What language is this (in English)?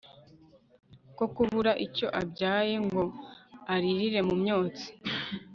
Kinyarwanda